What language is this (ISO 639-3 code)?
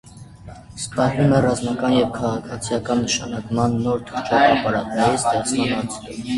hye